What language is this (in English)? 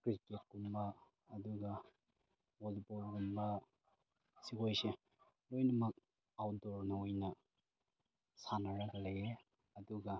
Manipuri